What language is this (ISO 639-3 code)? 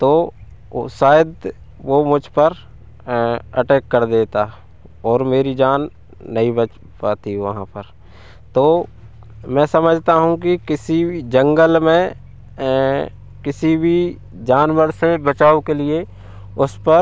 hin